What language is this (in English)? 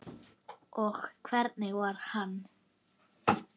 Icelandic